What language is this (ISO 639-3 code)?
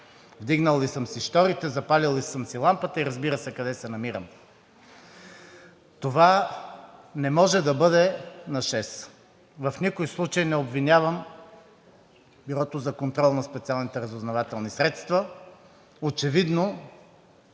bul